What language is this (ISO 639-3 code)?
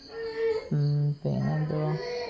mal